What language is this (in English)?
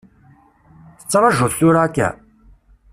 Kabyle